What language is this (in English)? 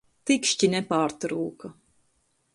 Latvian